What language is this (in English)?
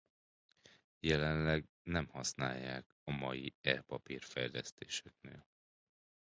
Hungarian